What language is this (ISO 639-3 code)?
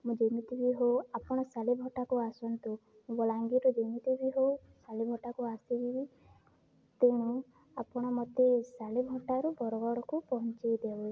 ori